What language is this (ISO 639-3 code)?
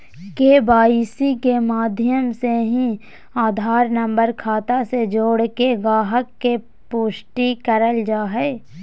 mag